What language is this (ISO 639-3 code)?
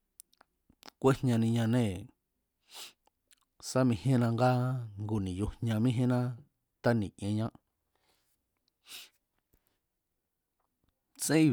vmz